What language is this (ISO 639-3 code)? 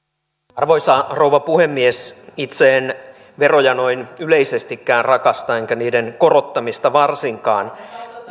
fin